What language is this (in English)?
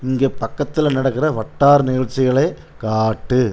Tamil